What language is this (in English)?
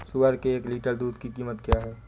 Hindi